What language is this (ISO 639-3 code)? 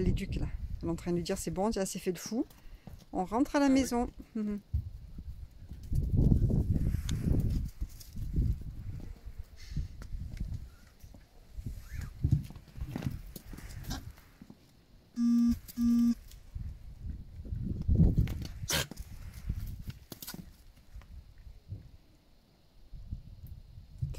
fra